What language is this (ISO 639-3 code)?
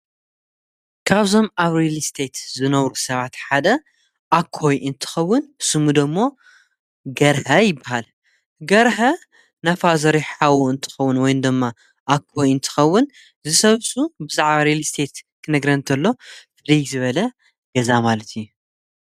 tir